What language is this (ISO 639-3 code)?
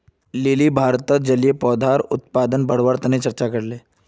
mag